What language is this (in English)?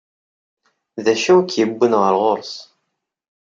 Kabyle